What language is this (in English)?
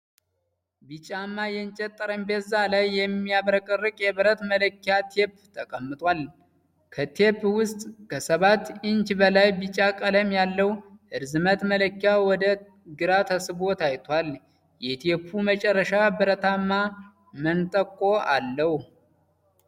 Amharic